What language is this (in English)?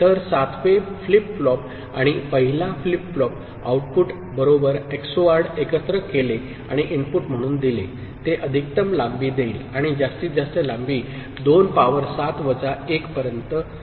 Marathi